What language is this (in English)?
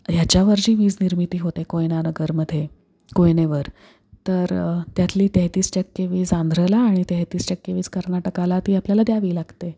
Marathi